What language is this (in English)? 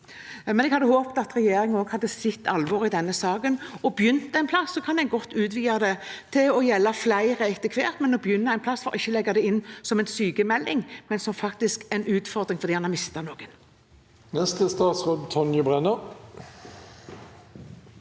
Norwegian